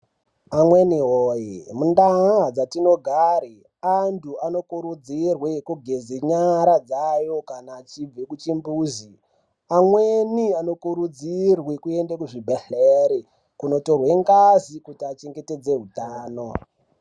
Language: Ndau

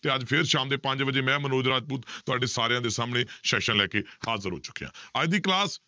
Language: Punjabi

